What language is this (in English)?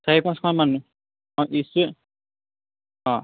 Assamese